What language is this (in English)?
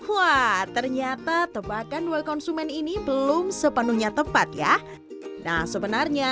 Indonesian